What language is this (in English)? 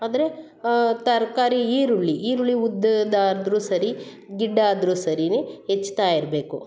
Kannada